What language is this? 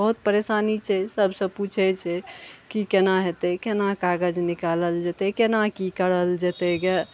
Maithili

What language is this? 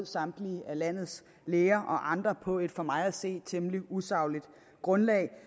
Danish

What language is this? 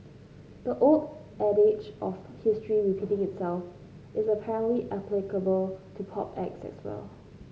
English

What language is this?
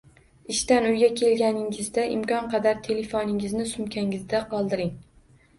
Uzbek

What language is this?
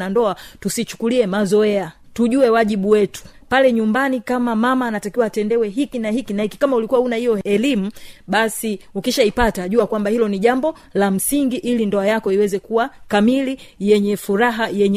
Swahili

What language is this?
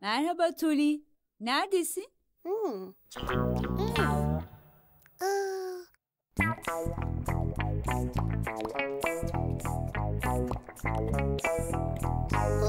Turkish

